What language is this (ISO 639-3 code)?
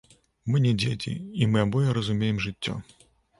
bel